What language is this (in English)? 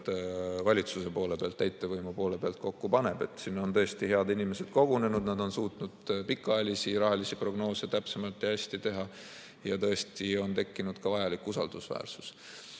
Estonian